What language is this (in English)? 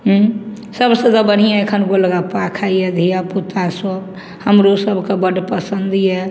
Maithili